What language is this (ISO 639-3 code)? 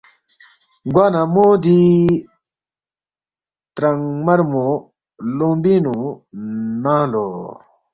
bft